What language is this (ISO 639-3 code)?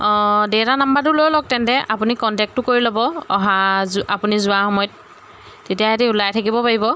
asm